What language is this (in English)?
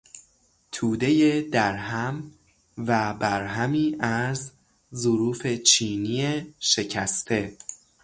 Persian